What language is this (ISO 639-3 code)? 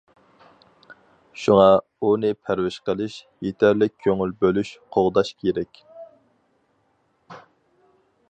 uig